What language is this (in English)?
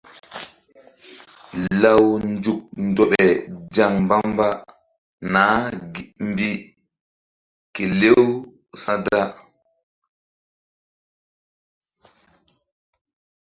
Mbum